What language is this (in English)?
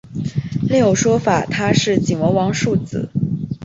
Chinese